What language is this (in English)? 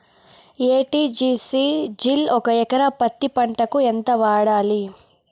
Telugu